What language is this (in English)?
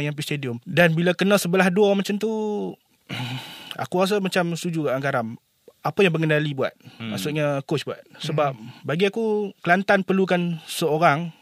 Malay